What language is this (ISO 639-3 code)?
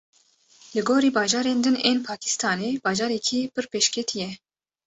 kur